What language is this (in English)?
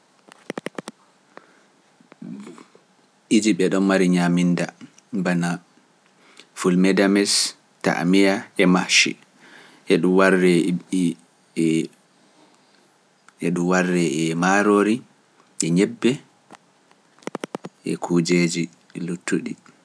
Pular